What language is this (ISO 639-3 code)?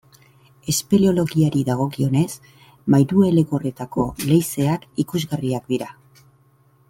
eus